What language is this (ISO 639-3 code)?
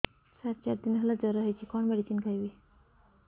ori